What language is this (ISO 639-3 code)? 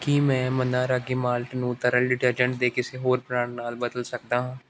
pan